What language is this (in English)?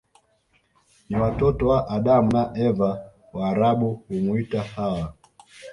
Swahili